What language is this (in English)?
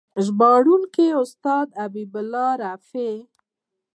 Pashto